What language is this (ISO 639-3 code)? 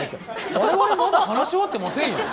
jpn